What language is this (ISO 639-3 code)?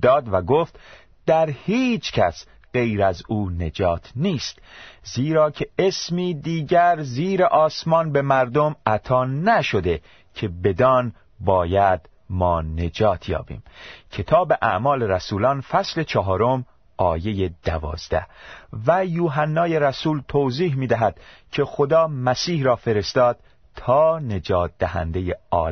fas